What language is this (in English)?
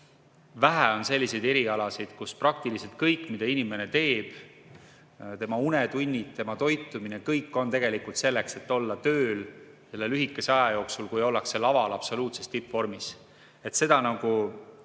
Estonian